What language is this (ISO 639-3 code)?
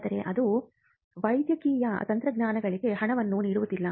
kan